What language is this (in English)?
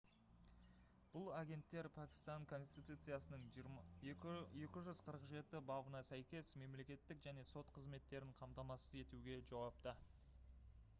Kazakh